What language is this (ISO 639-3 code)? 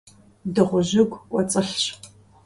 kbd